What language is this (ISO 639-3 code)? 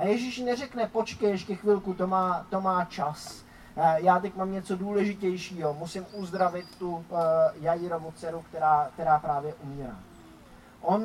ces